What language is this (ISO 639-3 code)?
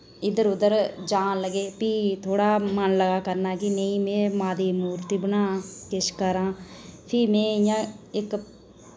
doi